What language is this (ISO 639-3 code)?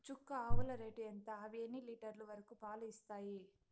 tel